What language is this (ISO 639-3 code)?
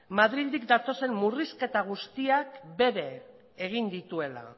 eus